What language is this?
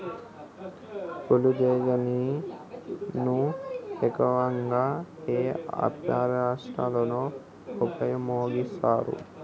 Telugu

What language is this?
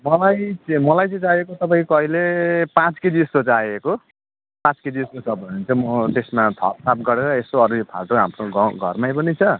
Nepali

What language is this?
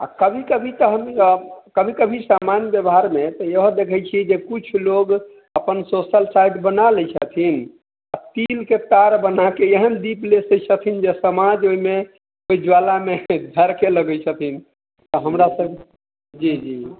Maithili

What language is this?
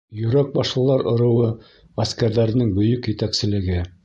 Bashkir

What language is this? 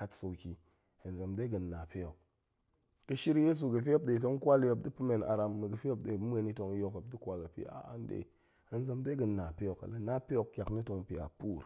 Goemai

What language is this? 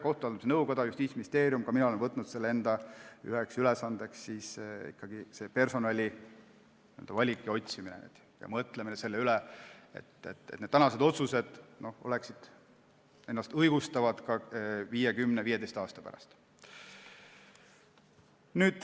Estonian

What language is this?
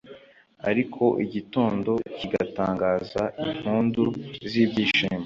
Kinyarwanda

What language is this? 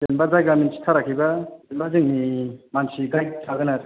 Bodo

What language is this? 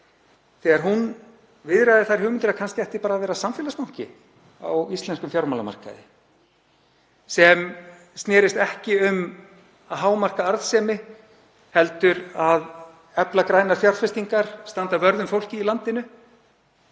Icelandic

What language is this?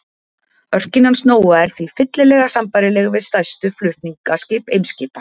Icelandic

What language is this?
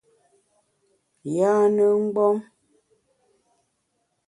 Bamun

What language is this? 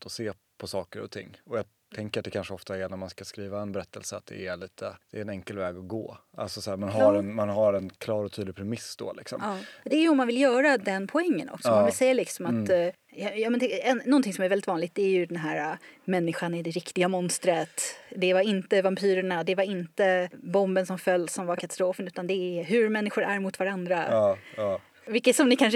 Swedish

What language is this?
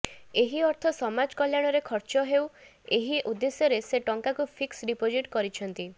Odia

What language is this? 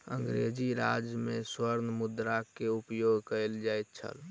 Maithili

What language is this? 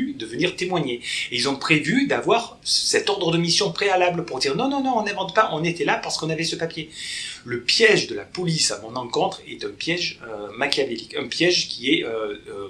French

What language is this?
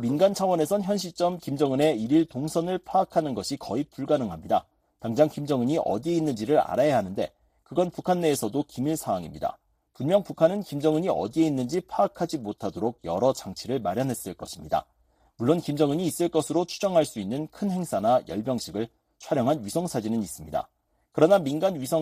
Korean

